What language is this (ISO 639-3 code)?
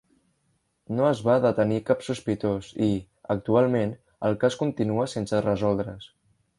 cat